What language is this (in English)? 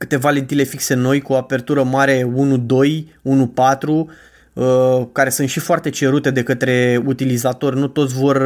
Romanian